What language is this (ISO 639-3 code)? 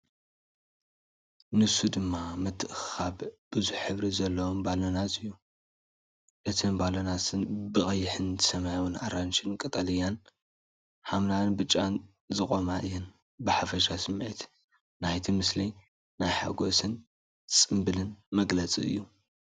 tir